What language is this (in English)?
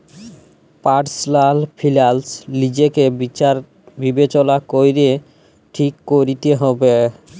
Bangla